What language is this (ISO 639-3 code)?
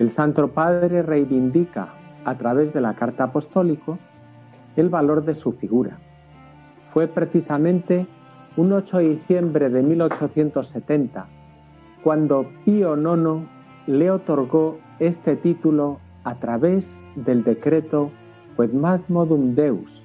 spa